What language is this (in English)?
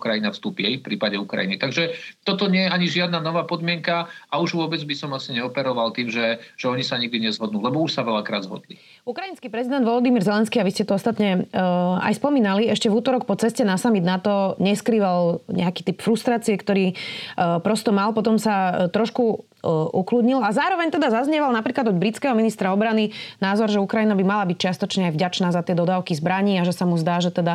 Slovak